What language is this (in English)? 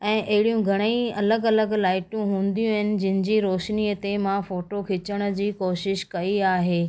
Sindhi